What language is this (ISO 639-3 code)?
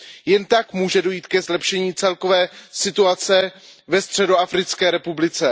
ces